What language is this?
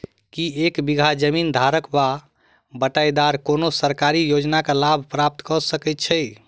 Maithili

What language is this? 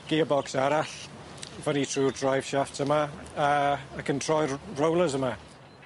Welsh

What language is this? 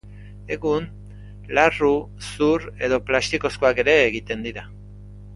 Basque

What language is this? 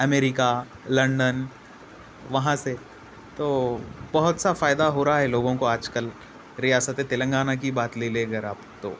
Urdu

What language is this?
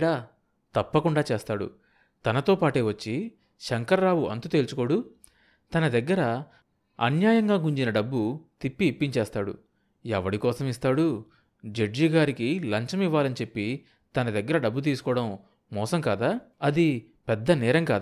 Telugu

